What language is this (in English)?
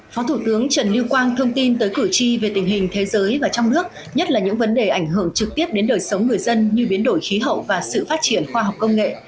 Vietnamese